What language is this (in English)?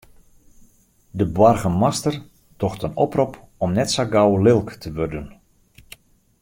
Western Frisian